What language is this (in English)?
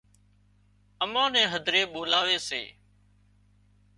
Wadiyara Koli